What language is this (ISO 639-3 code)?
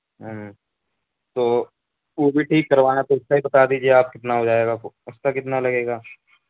urd